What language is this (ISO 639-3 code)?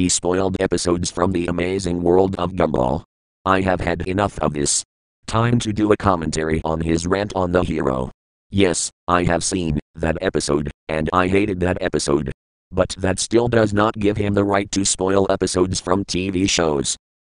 eng